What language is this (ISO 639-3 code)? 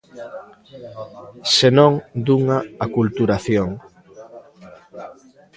glg